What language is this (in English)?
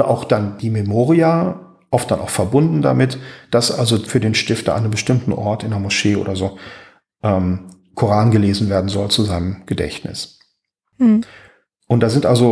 German